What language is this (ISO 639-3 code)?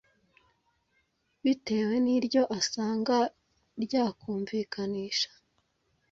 kin